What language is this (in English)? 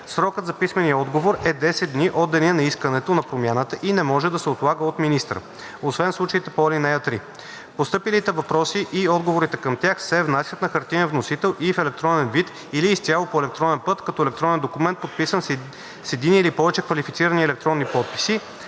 Bulgarian